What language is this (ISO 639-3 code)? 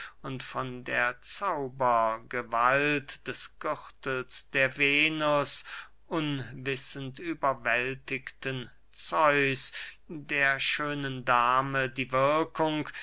deu